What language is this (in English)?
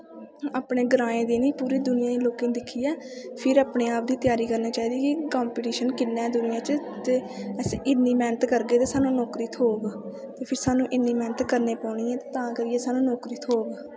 Dogri